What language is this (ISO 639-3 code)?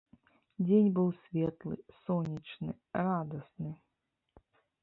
bel